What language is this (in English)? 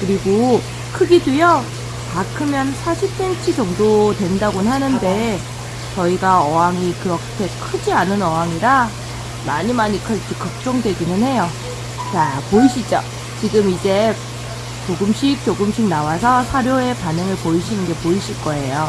Korean